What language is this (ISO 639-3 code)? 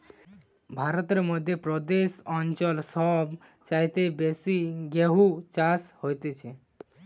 ben